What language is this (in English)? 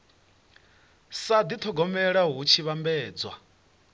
Venda